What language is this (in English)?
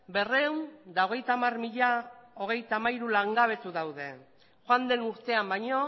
Basque